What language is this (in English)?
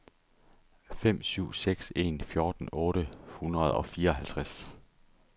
Danish